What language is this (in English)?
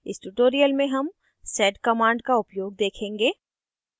Hindi